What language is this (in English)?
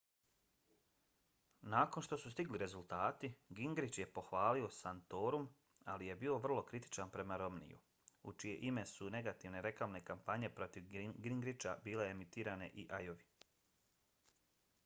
Bosnian